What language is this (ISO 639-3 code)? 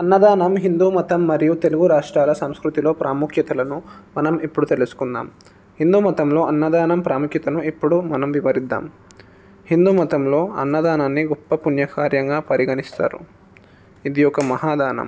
tel